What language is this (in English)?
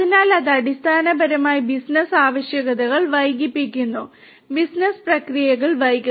Malayalam